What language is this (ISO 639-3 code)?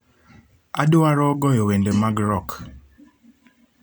luo